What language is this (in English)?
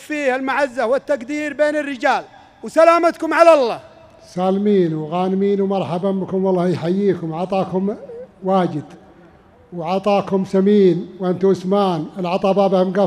Arabic